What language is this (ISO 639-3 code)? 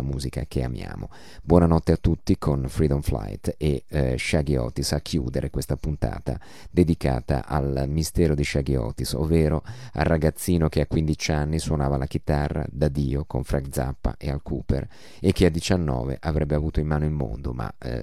ita